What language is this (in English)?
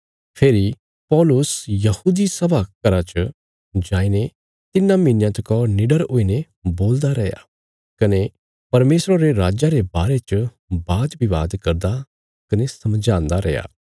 Bilaspuri